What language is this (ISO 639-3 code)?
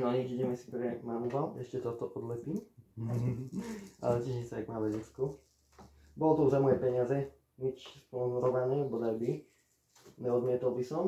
slk